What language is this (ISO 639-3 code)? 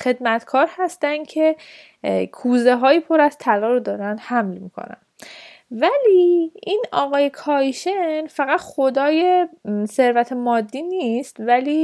fas